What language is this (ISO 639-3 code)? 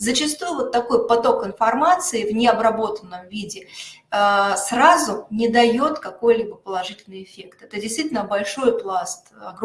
rus